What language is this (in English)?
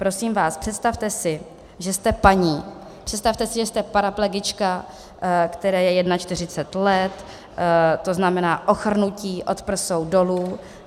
Czech